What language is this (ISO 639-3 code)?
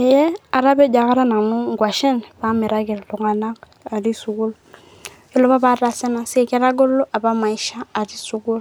mas